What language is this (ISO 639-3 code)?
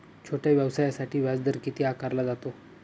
mar